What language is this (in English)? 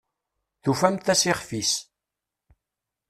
Kabyle